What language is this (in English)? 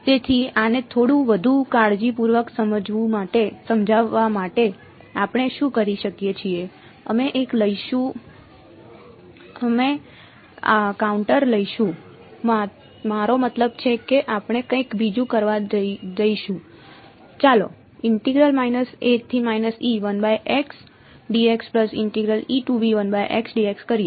Gujarati